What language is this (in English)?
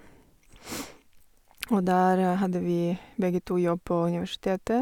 Norwegian